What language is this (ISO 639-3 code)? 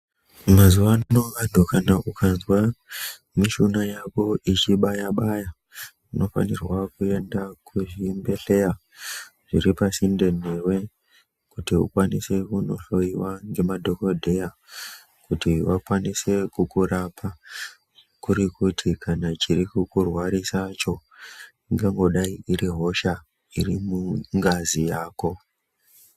ndc